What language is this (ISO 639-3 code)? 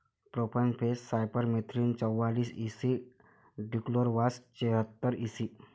mar